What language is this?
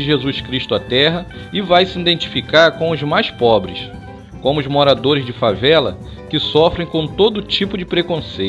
Portuguese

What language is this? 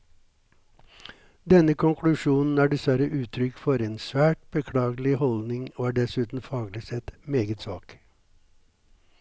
Norwegian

